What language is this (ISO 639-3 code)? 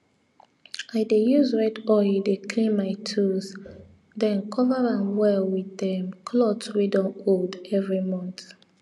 pcm